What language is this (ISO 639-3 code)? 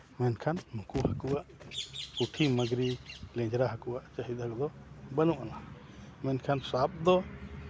sat